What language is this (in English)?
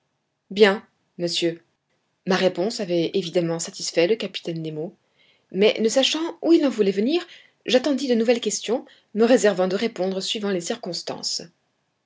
French